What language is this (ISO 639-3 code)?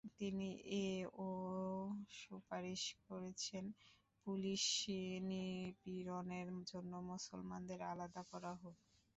ben